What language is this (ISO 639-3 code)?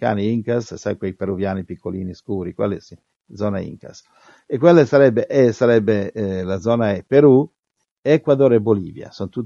ita